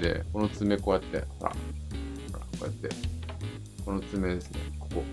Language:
Japanese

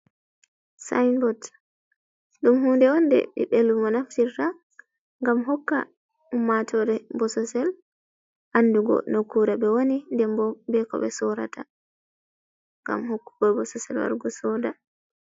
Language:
Fula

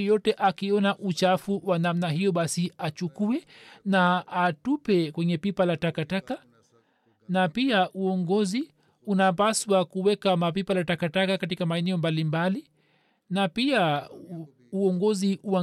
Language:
Swahili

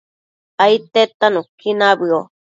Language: Matsés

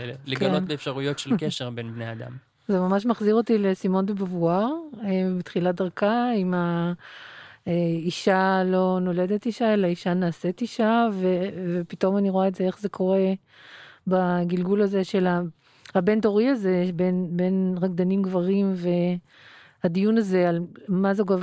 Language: Hebrew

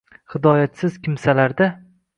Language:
Uzbek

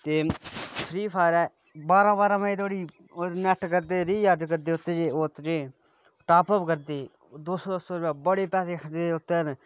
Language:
Dogri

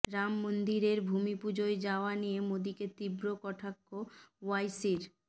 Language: Bangla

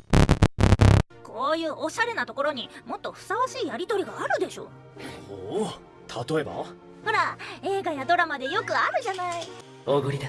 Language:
Japanese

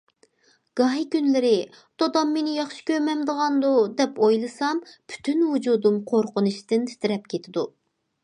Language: Uyghur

